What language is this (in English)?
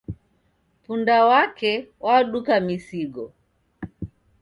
Taita